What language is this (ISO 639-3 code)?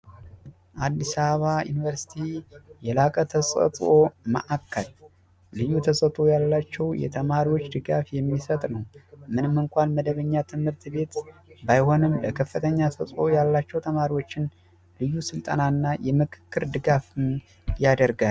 amh